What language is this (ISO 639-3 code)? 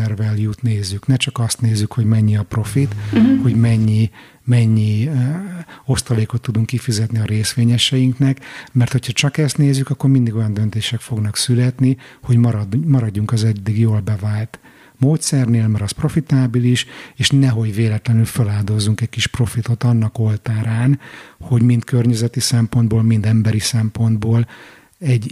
hun